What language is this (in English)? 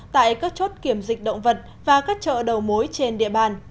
Vietnamese